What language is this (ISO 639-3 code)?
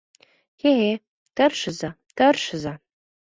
chm